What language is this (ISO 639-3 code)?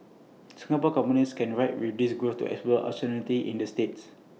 eng